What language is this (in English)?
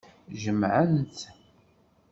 Kabyle